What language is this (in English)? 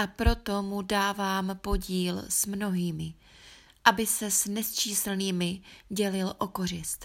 Czech